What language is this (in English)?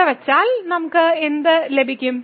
Malayalam